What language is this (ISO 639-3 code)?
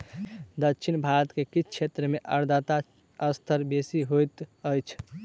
mai